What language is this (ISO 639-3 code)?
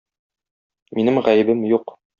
tat